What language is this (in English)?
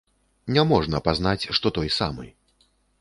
Belarusian